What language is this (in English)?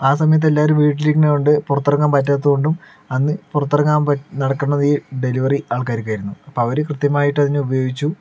Malayalam